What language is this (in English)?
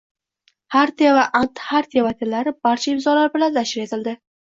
Uzbek